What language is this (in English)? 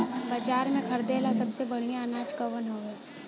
Bhojpuri